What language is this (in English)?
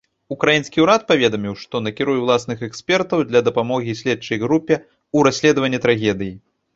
Belarusian